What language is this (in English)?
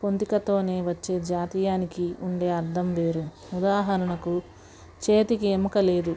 Telugu